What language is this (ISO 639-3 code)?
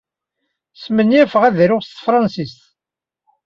kab